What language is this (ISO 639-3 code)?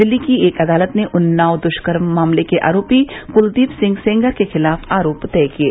hin